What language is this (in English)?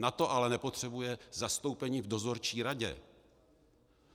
Czech